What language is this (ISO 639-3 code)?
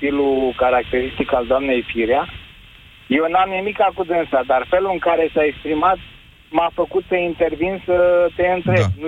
ron